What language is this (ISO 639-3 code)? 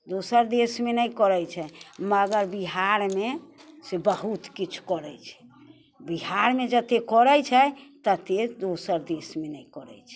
mai